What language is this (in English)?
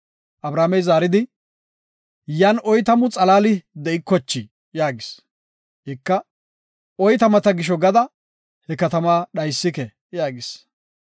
Gofa